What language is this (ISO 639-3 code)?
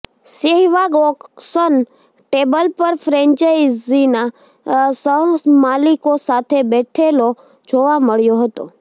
guj